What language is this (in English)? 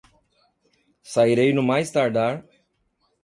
Portuguese